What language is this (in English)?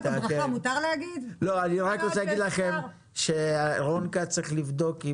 Hebrew